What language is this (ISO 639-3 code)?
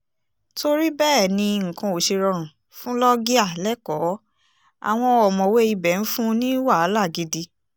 yor